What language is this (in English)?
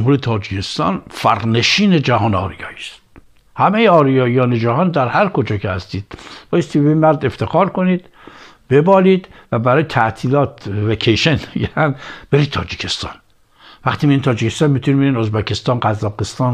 Persian